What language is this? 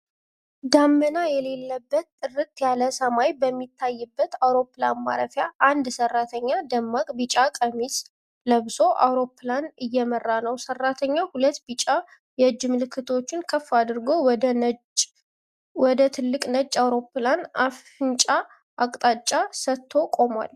Amharic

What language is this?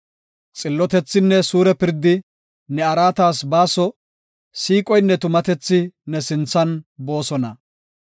Gofa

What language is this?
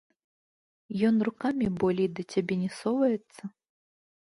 Belarusian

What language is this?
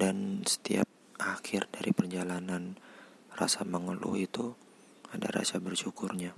Indonesian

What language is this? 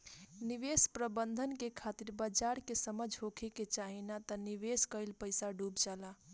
Bhojpuri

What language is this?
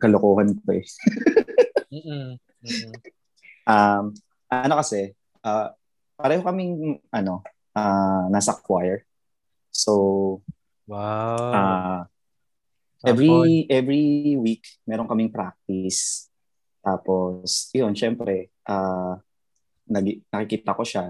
Filipino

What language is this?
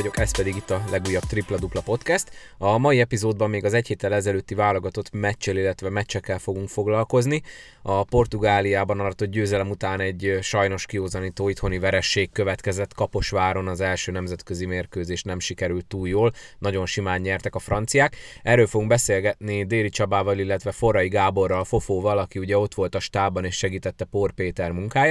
Hungarian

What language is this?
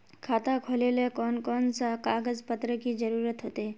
Magahi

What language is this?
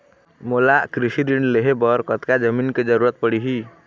Chhattisgarhi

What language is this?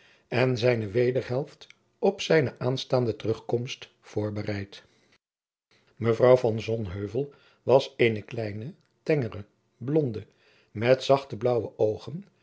Dutch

